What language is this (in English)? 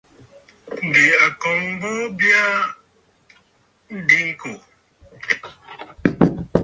Bafut